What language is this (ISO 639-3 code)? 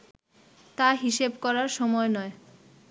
ben